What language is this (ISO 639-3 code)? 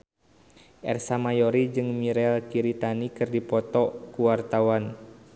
sun